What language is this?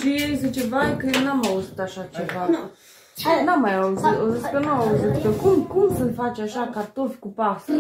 Romanian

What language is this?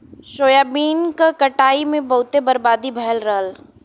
Bhojpuri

